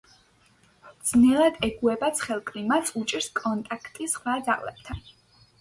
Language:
Georgian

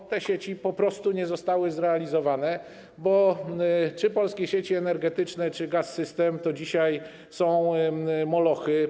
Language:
Polish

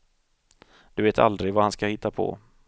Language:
Swedish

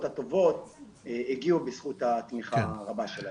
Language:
Hebrew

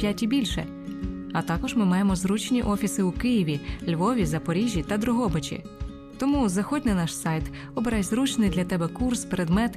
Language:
Ukrainian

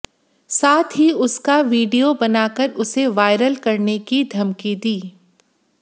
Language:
Hindi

